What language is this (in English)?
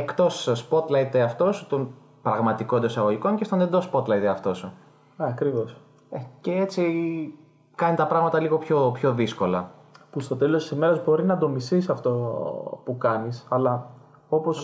Greek